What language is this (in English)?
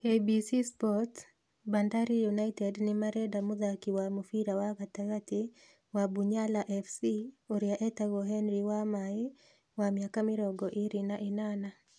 Kikuyu